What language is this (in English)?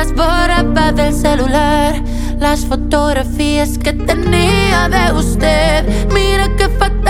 Hebrew